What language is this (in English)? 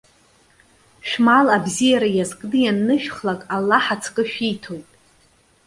Abkhazian